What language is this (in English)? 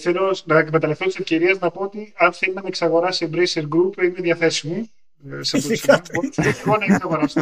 Greek